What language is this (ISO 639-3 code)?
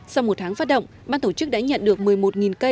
vie